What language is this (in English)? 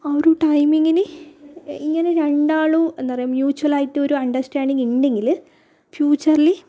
Malayalam